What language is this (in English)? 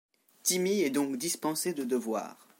French